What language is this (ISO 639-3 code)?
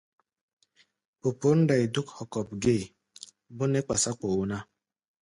gba